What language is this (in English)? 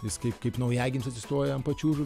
Lithuanian